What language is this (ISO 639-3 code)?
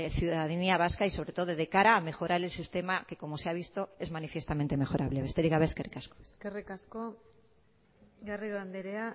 spa